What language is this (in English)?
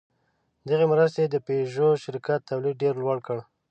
Pashto